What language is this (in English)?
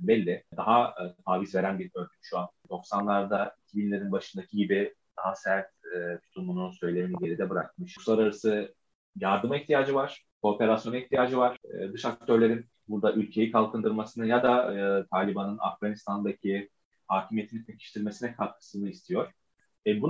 Turkish